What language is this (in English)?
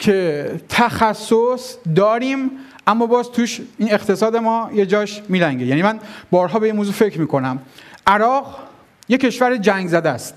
Persian